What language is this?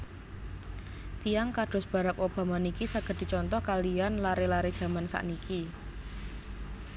Javanese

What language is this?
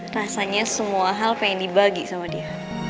Indonesian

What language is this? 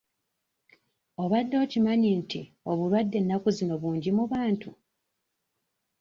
Ganda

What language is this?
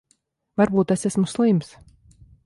Latvian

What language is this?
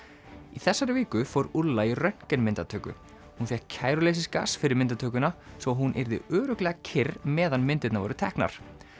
Icelandic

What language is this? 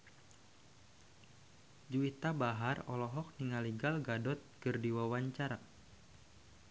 Sundanese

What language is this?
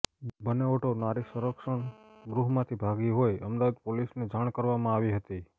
Gujarati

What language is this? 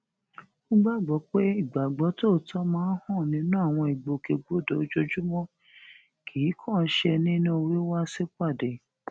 Yoruba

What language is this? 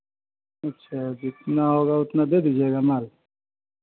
Hindi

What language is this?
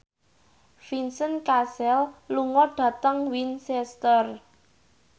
Javanese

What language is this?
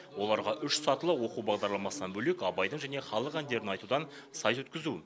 Kazakh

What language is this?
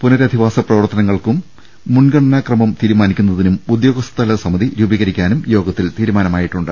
Malayalam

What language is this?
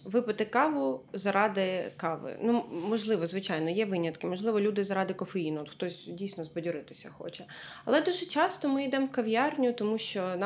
Ukrainian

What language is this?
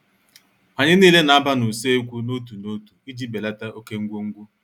Igbo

